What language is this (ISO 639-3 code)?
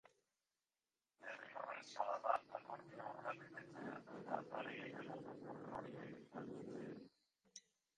eus